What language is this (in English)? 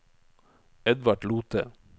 Norwegian